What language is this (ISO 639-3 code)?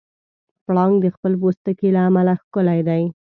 pus